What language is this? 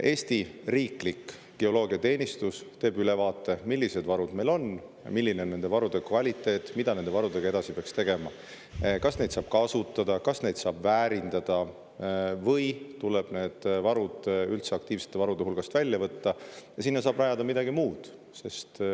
Estonian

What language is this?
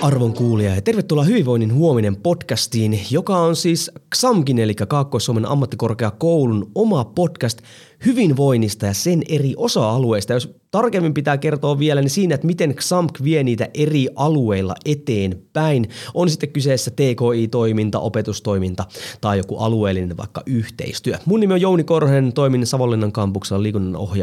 Finnish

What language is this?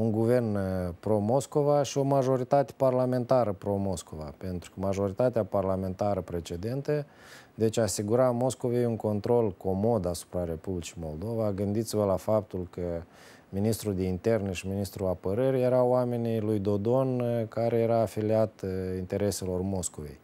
Romanian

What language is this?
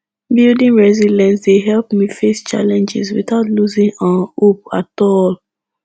Nigerian Pidgin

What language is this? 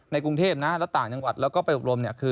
Thai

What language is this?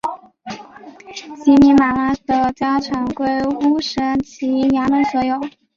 Chinese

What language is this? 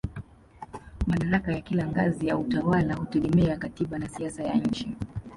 Swahili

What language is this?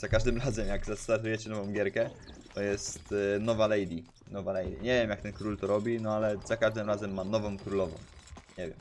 Polish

